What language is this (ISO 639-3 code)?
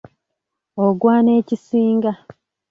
lug